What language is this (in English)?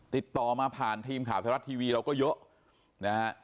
Thai